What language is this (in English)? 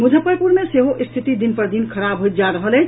Maithili